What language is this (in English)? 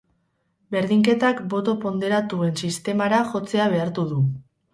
Basque